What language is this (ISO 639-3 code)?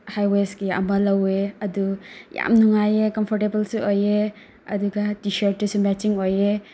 mni